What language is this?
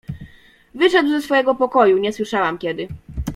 Polish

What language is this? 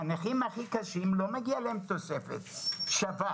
Hebrew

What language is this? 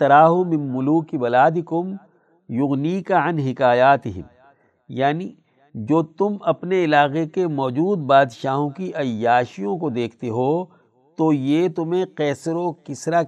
Urdu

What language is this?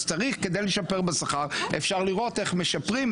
Hebrew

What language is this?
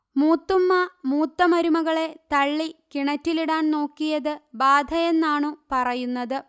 Malayalam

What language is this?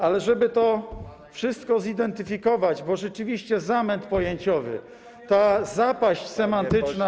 Polish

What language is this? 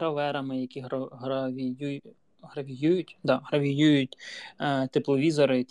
Ukrainian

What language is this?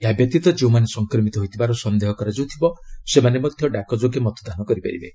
Odia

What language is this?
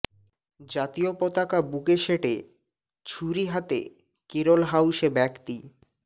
Bangla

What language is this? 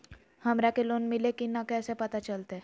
Magahi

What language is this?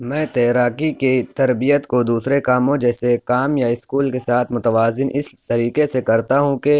Urdu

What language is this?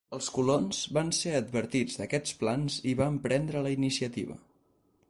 Catalan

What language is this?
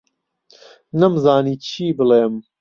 Central Kurdish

